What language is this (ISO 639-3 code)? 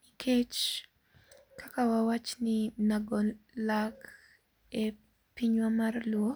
luo